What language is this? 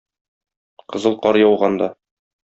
Tatar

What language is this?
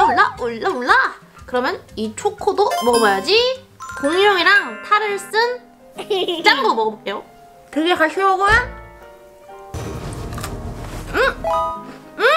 Korean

